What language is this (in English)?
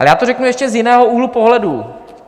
Czech